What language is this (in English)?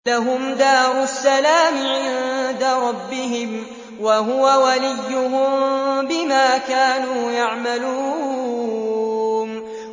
Arabic